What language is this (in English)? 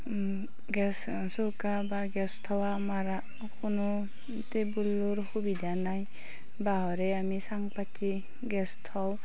Assamese